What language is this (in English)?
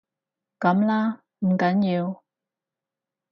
Cantonese